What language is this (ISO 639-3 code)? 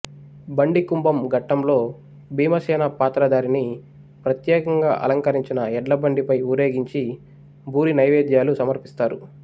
tel